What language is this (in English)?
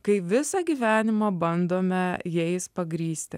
Lithuanian